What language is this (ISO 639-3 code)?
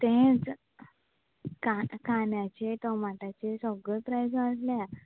kok